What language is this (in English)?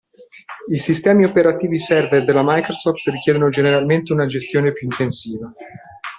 Italian